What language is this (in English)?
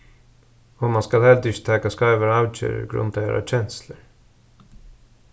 Faroese